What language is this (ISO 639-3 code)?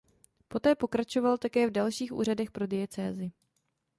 ces